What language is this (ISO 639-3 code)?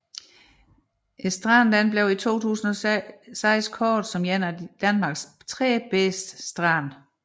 dan